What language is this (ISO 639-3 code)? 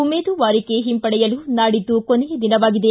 kan